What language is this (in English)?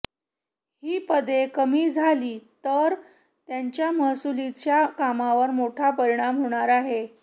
Marathi